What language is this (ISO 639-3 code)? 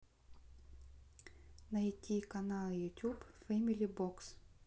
rus